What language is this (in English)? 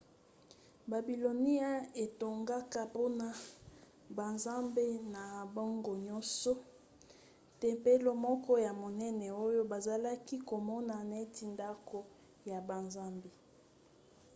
Lingala